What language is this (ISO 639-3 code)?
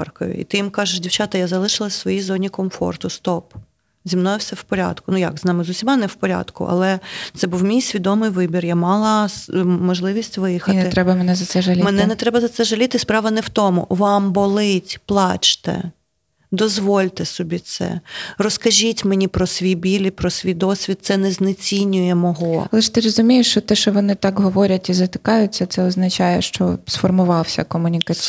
ukr